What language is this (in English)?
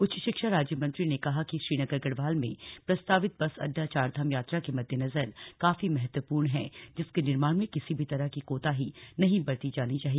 Hindi